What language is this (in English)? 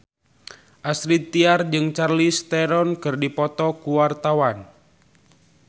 Sundanese